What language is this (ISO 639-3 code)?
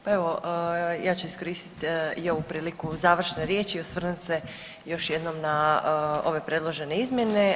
hrv